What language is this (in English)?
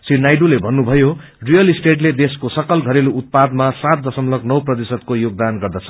Nepali